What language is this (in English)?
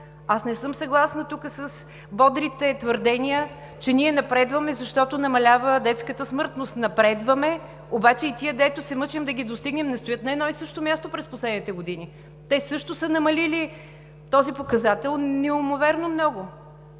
Bulgarian